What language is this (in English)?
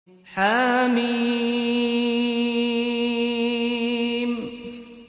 Arabic